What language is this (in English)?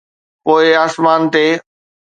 Sindhi